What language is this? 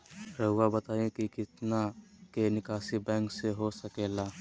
Magahi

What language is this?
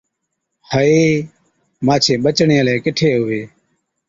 Od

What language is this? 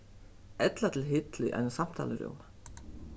Faroese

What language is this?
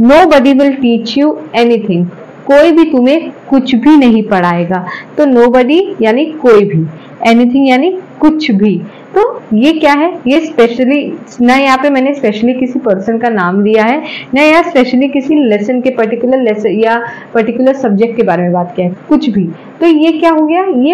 Hindi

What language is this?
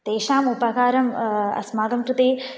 Sanskrit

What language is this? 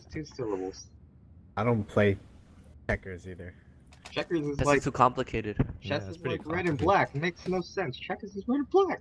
English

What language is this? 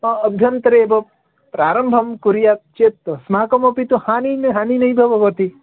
Sanskrit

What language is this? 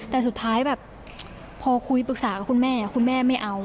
Thai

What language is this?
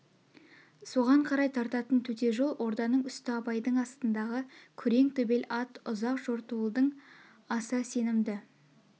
Kazakh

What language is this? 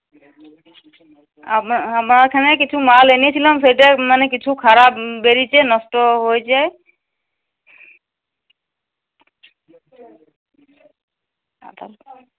Bangla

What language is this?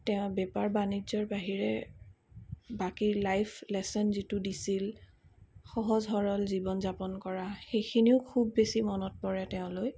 Assamese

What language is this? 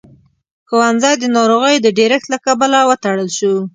Pashto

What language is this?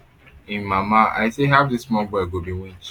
Nigerian Pidgin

